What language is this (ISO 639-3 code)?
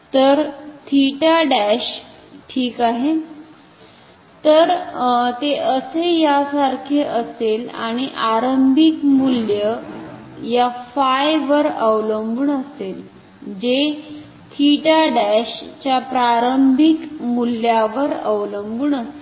mar